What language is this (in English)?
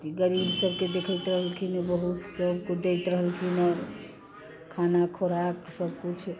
Maithili